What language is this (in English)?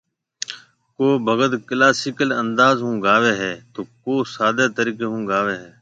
Marwari (Pakistan)